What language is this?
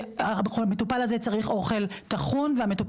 Hebrew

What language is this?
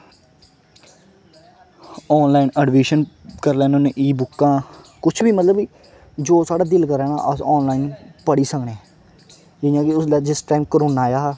Dogri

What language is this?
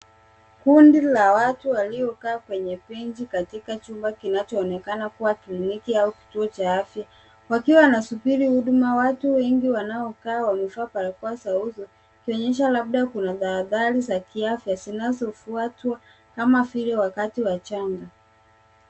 Swahili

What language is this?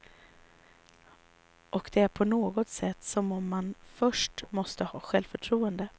Swedish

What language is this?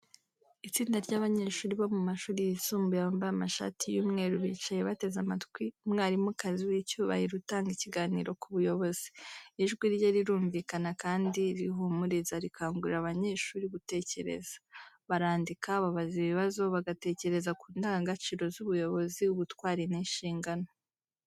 Kinyarwanda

